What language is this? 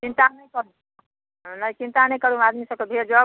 Maithili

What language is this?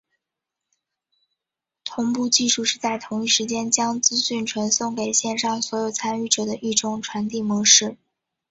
Chinese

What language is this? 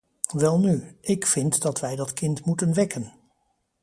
Dutch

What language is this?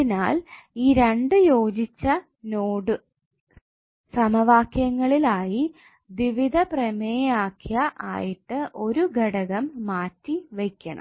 Malayalam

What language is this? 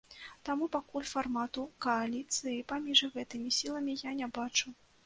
Belarusian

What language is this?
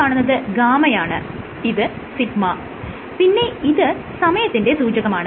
Malayalam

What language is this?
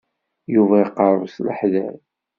Kabyle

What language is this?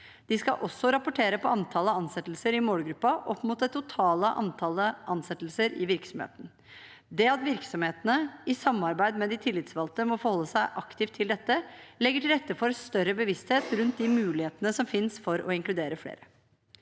Norwegian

